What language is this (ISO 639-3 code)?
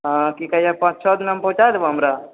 mai